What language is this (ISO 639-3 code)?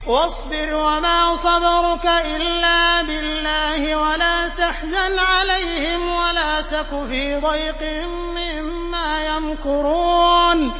ara